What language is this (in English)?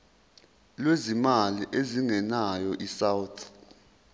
Zulu